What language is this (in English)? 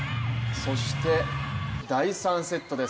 Japanese